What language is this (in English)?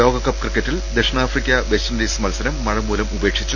Malayalam